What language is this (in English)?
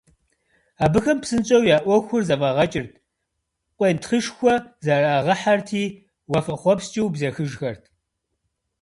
Kabardian